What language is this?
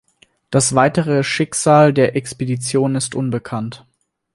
German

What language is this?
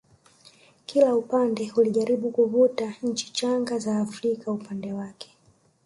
Swahili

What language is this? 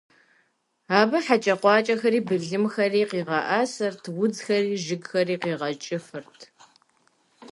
Kabardian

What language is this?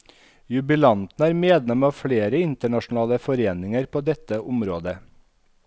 Norwegian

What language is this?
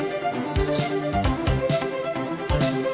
Vietnamese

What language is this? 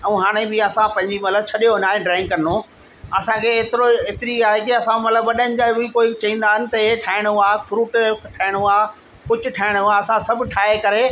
Sindhi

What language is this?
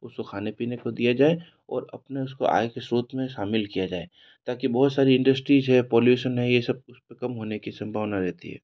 Hindi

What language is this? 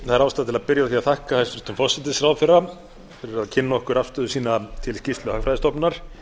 Icelandic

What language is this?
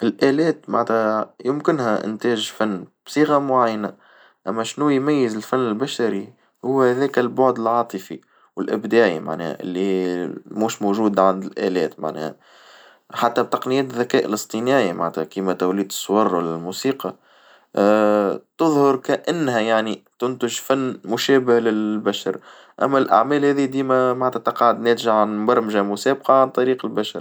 Tunisian Arabic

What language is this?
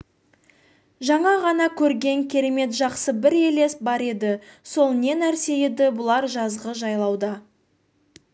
Kazakh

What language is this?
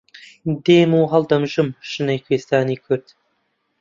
Central Kurdish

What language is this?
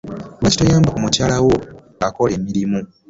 Ganda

